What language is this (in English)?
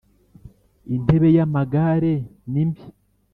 Kinyarwanda